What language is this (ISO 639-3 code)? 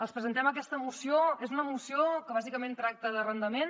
cat